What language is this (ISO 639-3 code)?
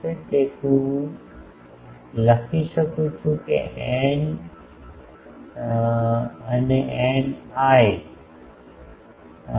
guj